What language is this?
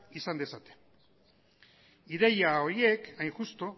Basque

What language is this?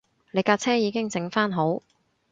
Cantonese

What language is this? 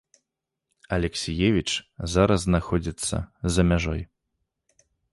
Belarusian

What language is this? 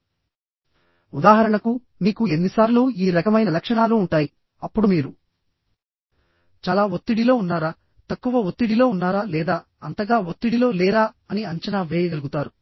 Telugu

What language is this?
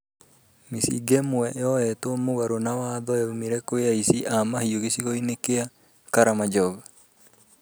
Kikuyu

